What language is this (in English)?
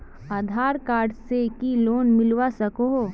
Magahi